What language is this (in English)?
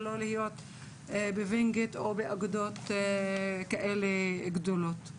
Hebrew